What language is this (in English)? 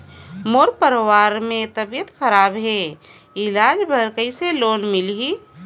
Chhattisgarhi